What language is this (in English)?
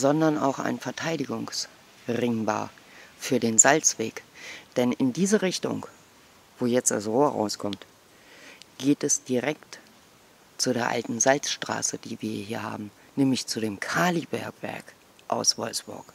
German